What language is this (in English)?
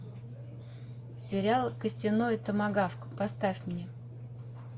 Russian